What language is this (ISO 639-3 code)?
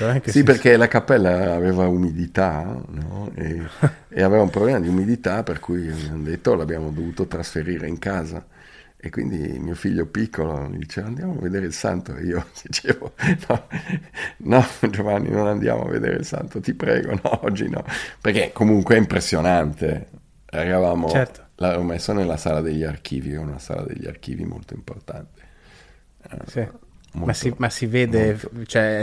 ita